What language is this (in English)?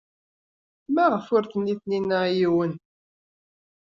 Kabyle